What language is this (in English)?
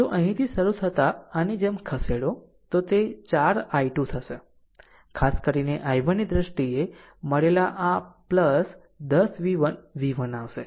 Gujarati